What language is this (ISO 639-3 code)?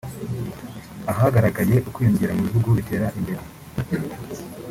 kin